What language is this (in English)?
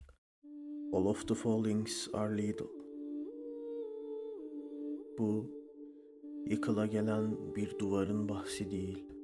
Turkish